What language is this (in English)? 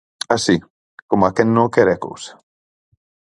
Galician